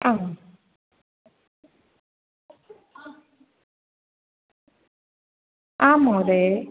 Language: Sanskrit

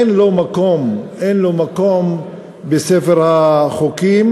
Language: Hebrew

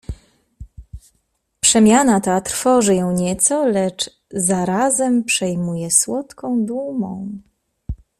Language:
Polish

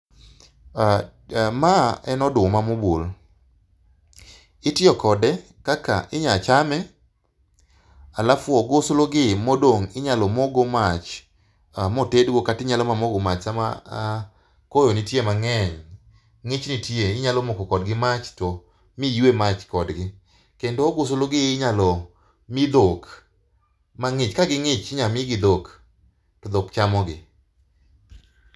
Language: Luo (Kenya and Tanzania)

